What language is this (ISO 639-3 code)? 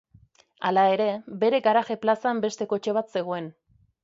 eus